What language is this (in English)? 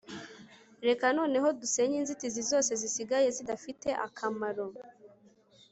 Kinyarwanda